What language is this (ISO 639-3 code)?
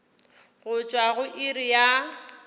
nso